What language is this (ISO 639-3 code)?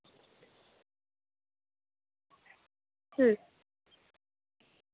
sat